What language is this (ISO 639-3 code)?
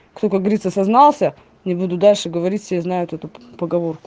rus